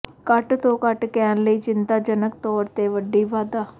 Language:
Punjabi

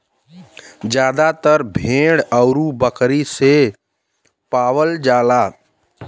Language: Bhojpuri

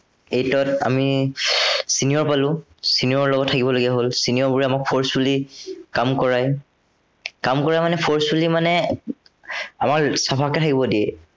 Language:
Assamese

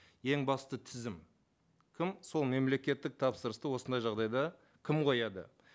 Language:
Kazakh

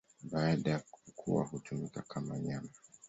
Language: Swahili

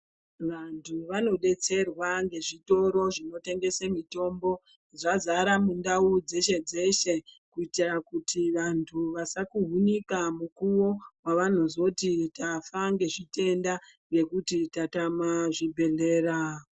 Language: Ndau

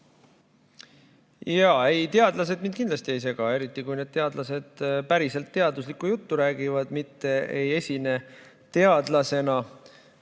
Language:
Estonian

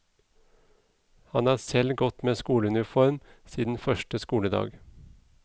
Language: Norwegian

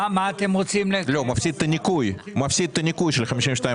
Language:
Hebrew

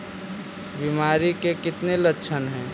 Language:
Magahi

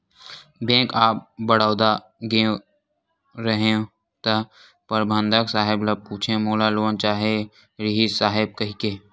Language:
Chhattisgarhi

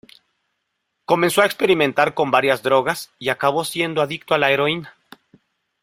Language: Spanish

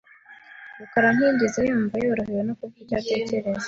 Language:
Kinyarwanda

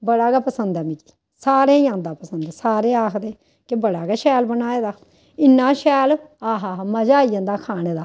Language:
Dogri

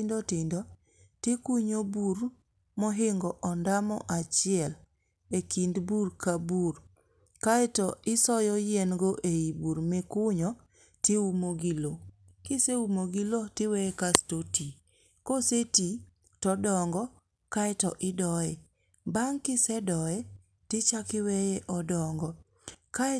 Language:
Luo (Kenya and Tanzania)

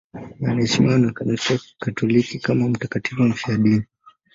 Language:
Swahili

